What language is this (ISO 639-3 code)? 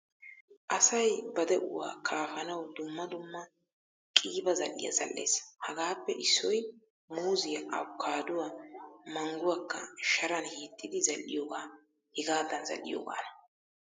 wal